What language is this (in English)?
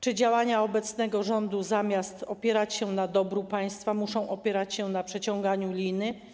Polish